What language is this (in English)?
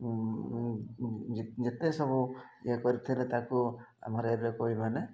Odia